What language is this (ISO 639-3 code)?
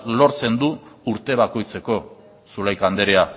eus